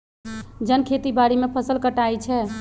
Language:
Magahi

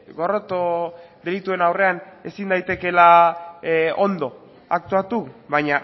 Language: Basque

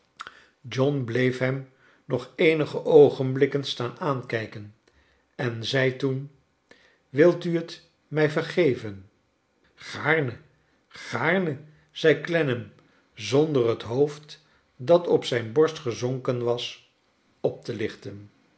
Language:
Dutch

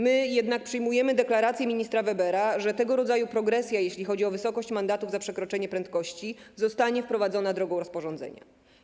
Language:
Polish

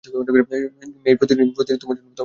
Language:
Bangla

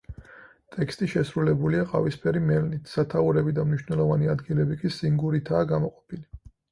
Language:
Georgian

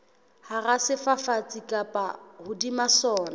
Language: Southern Sotho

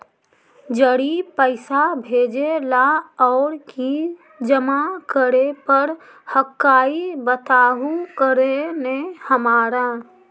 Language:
Magahi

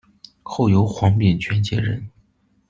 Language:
Chinese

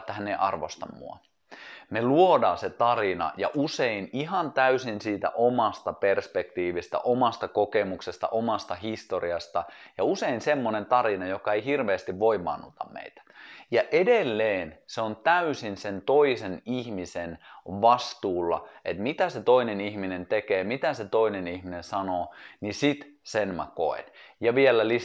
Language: Finnish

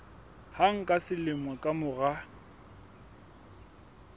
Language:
Southern Sotho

